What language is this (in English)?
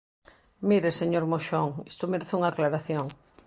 Galician